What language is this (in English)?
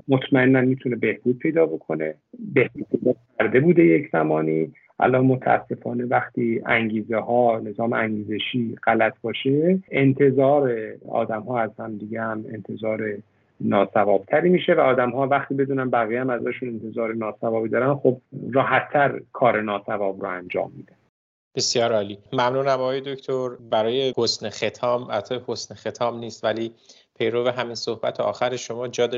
Persian